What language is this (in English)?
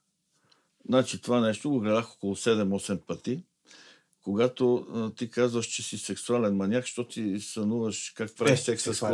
Bulgarian